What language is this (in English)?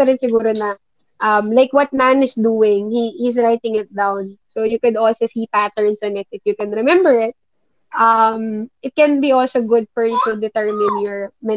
Filipino